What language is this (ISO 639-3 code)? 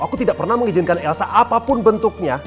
ind